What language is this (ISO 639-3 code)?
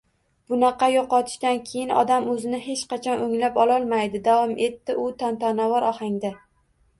uzb